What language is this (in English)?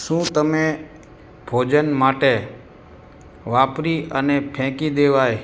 Gujarati